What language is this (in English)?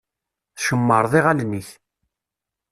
Kabyle